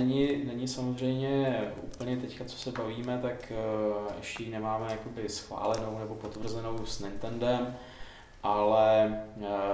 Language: Czech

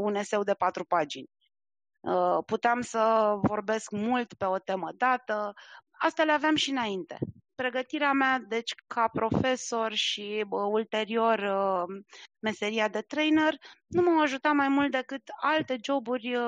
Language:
Romanian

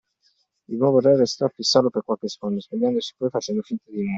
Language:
Italian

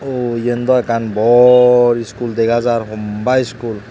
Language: Chakma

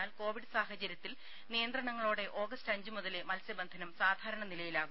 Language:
Malayalam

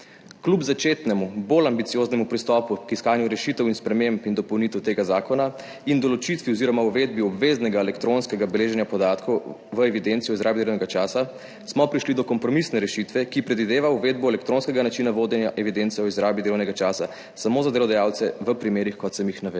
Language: Slovenian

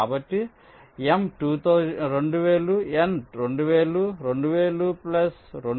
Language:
Telugu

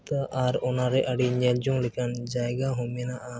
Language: Santali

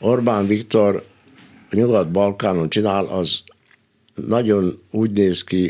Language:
Hungarian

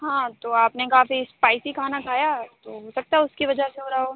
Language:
Urdu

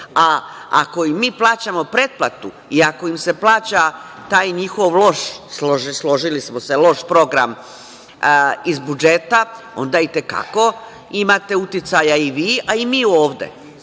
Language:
Serbian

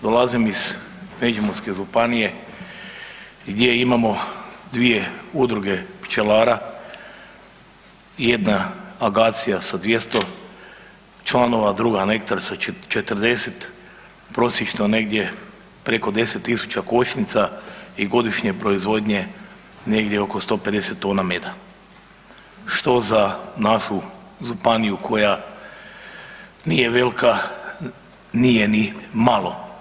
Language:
Croatian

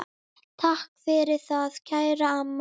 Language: Icelandic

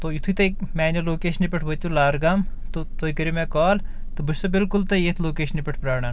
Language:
Kashmiri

